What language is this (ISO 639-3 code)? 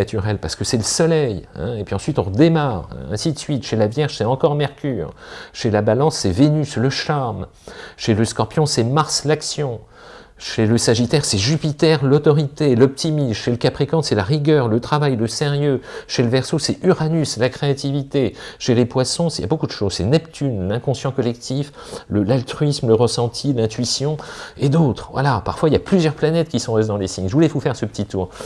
fra